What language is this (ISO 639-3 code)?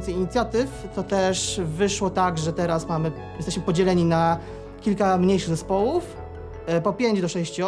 pol